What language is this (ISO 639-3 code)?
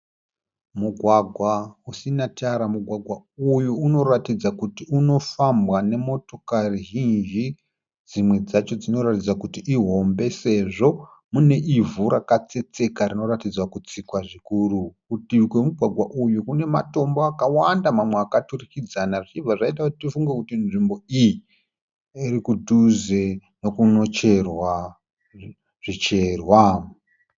sna